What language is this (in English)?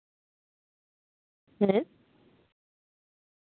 Santali